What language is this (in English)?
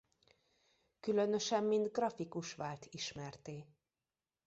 Hungarian